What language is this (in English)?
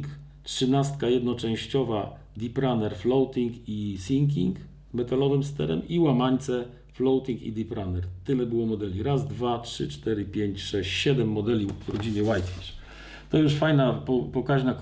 Polish